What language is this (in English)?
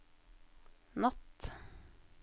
Norwegian